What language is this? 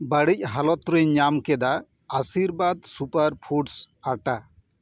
Santali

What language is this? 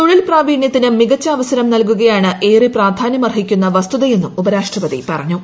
Malayalam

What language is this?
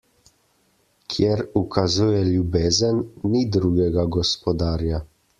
Slovenian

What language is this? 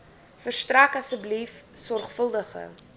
Afrikaans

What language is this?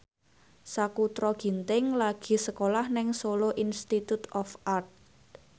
Javanese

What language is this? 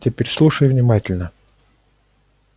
Russian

